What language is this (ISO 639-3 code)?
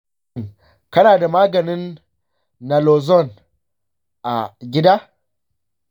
hau